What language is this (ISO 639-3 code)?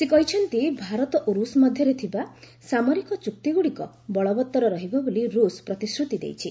ori